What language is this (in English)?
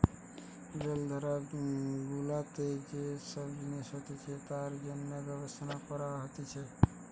Bangla